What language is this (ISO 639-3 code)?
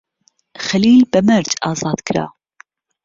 ckb